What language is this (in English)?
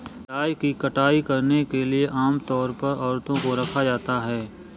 Hindi